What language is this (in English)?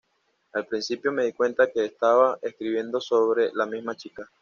Spanish